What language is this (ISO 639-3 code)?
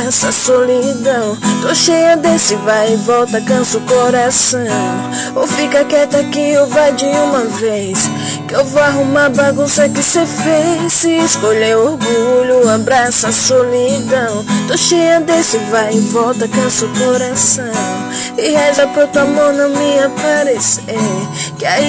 por